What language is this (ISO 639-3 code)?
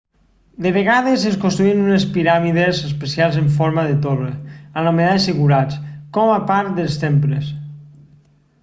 cat